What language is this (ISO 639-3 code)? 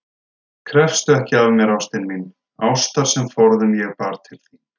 isl